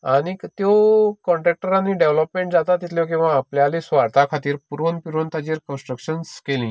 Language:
Konkani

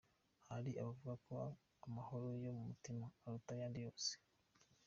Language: Kinyarwanda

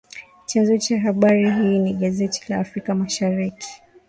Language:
Swahili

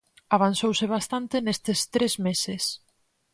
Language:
Galician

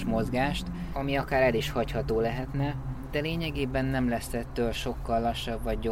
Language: Hungarian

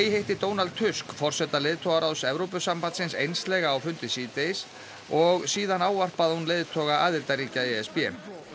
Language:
Icelandic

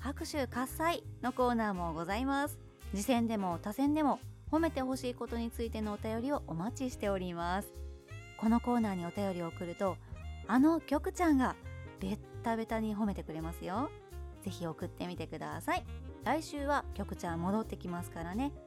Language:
Japanese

